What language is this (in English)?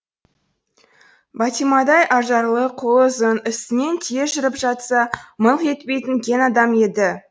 Kazakh